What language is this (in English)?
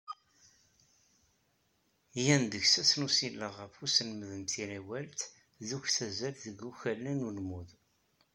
Kabyle